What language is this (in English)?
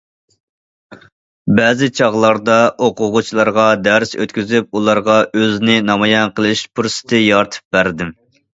Uyghur